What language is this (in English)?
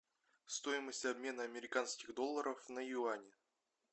Russian